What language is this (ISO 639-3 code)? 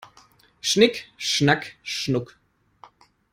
deu